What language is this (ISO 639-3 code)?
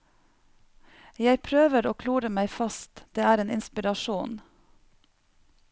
nor